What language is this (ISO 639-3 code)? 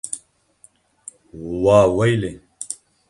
kur